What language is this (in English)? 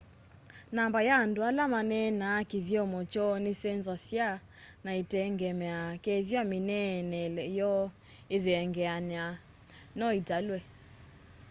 Kamba